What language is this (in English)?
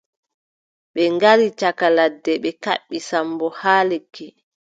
Adamawa Fulfulde